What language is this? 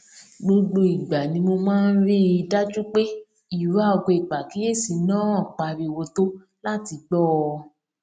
Yoruba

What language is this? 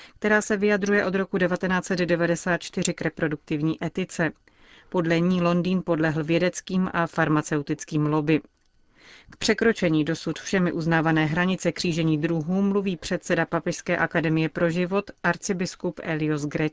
Czech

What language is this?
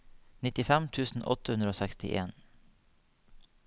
Norwegian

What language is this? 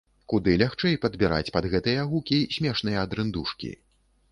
Belarusian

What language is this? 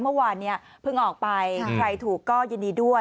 Thai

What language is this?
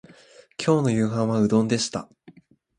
Japanese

